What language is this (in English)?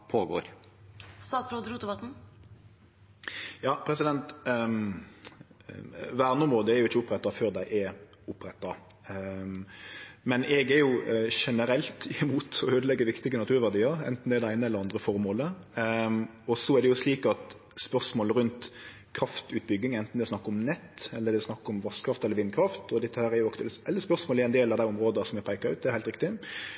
Norwegian